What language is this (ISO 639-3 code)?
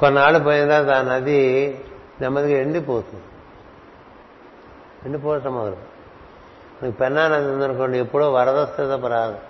tel